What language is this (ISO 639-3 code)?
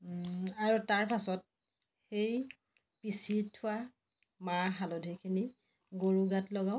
asm